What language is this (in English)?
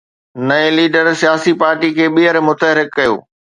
Sindhi